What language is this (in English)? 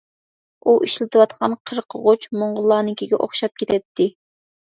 Uyghur